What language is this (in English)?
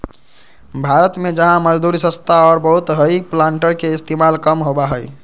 Magahi